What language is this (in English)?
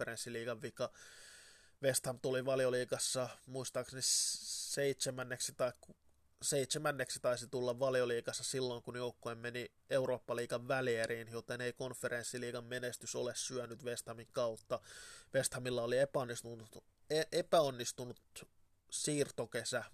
Finnish